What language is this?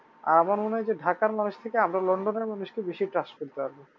Bangla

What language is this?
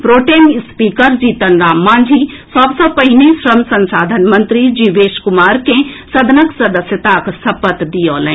Maithili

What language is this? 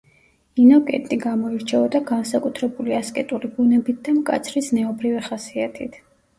Georgian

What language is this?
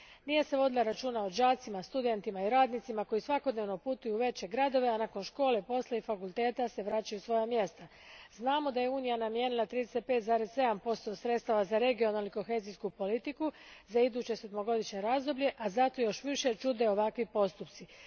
Croatian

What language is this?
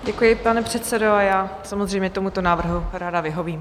Czech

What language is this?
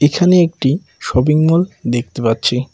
Bangla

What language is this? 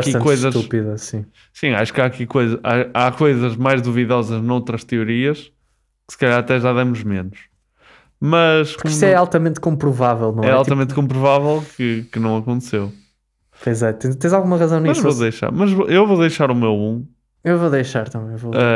Portuguese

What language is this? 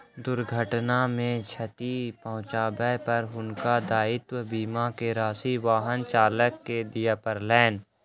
Maithili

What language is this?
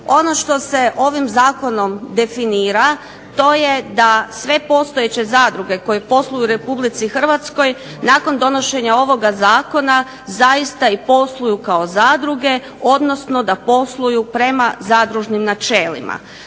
Croatian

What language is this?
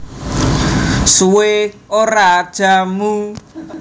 Javanese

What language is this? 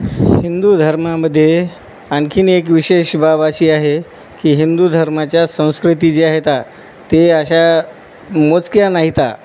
Marathi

